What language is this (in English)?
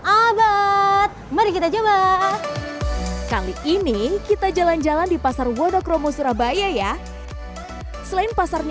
Indonesian